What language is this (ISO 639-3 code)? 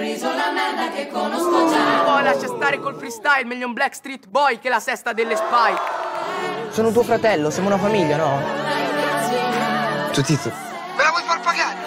ita